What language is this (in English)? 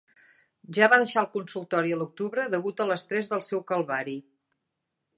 Catalan